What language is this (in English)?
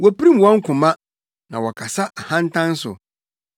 Akan